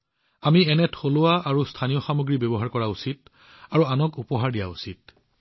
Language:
Assamese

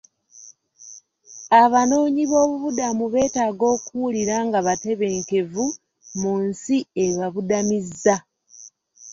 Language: Ganda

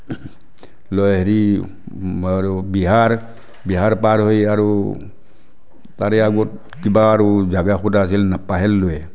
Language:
Assamese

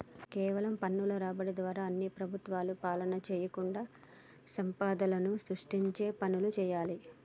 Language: Telugu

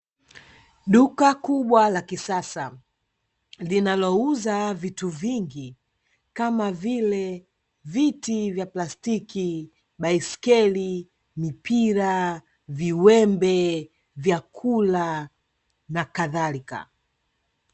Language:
Swahili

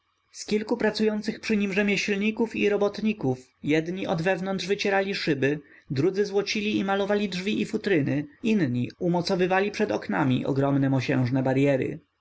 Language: Polish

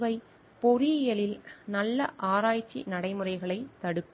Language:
Tamil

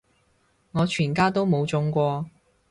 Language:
Cantonese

